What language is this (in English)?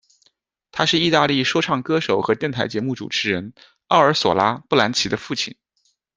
Chinese